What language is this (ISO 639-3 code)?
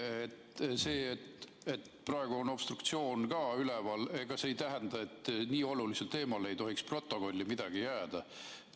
est